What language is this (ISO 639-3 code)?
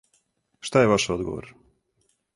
srp